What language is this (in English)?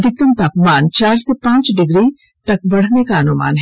Hindi